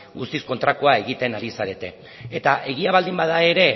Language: Basque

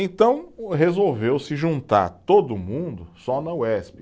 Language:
Portuguese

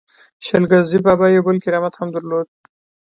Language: Pashto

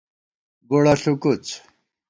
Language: Gawar-Bati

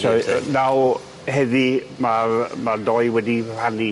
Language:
Welsh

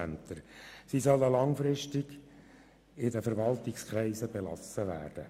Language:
Swiss German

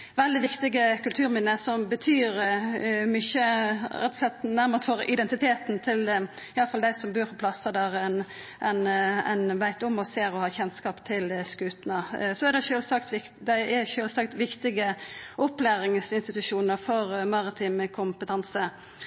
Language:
Norwegian Nynorsk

